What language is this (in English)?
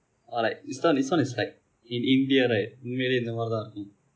English